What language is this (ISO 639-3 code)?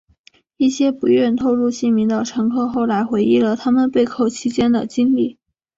zho